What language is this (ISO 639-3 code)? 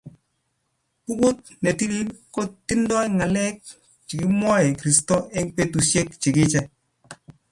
kln